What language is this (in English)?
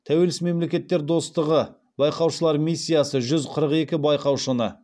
Kazakh